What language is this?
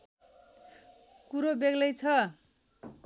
Nepali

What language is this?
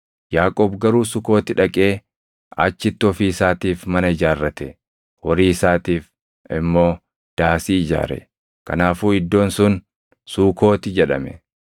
Oromo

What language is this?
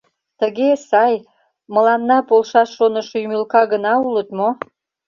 Mari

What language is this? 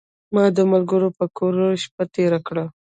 Pashto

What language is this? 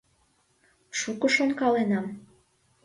Mari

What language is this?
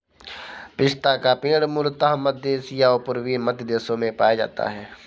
Hindi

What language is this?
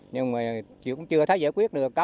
Vietnamese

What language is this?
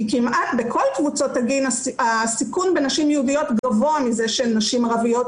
Hebrew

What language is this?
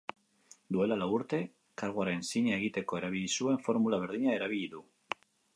Basque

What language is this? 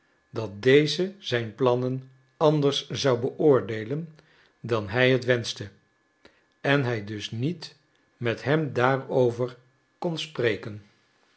Dutch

